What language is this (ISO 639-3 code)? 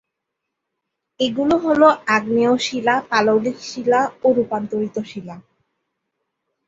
ben